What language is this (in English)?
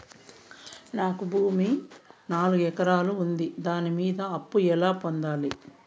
Telugu